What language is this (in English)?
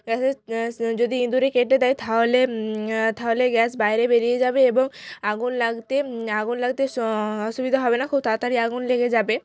Bangla